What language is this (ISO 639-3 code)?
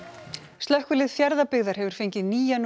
isl